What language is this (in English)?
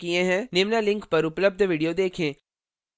Hindi